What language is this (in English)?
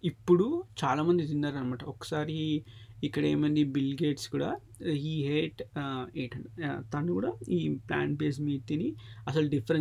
Telugu